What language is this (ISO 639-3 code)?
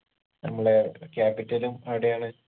mal